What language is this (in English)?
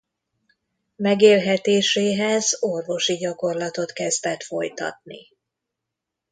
Hungarian